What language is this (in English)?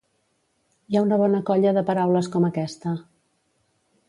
Catalan